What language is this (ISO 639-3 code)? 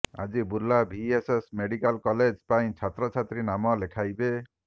ori